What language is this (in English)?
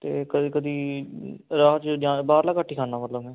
Punjabi